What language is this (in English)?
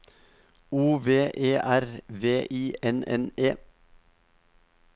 Norwegian